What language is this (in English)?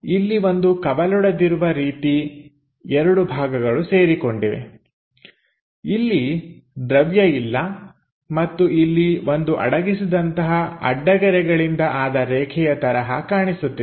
Kannada